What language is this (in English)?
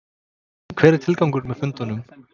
Icelandic